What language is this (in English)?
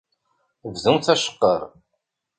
Kabyle